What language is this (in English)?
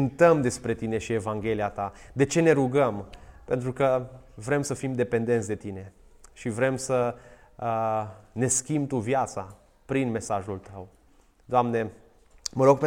Romanian